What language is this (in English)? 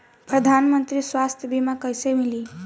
Bhojpuri